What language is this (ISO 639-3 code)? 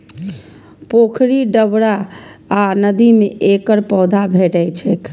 mai